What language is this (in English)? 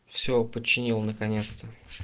Russian